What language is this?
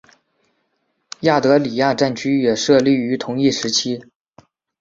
Chinese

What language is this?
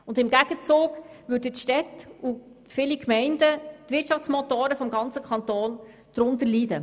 Swiss German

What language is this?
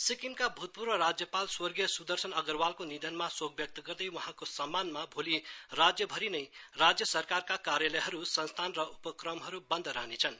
Nepali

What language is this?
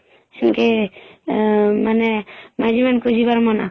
Odia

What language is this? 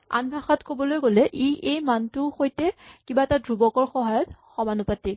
Assamese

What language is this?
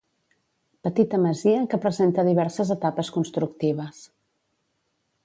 Catalan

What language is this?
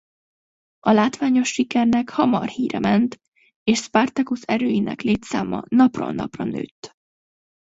Hungarian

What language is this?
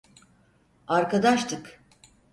Turkish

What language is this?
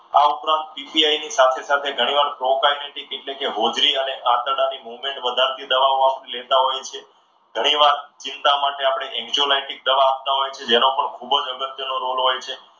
Gujarati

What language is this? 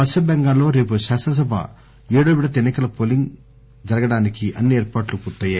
Telugu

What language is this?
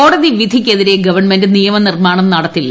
Malayalam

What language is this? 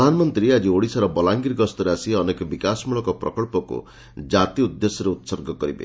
Odia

